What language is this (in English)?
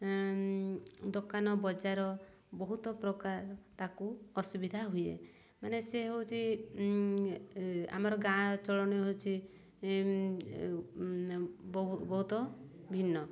Odia